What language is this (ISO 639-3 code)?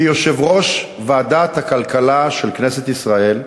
heb